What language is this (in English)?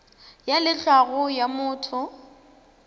Northern Sotho